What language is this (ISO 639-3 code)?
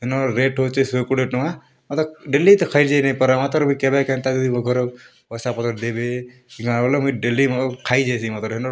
ori